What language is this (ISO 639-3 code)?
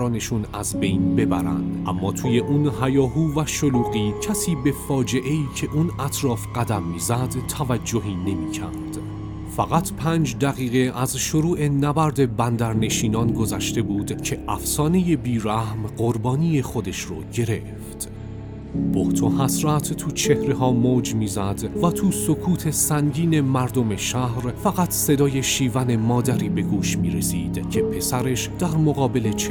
fas